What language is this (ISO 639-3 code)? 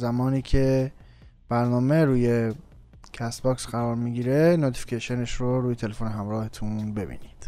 fas